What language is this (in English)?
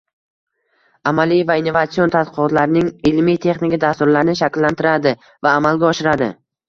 Uzbek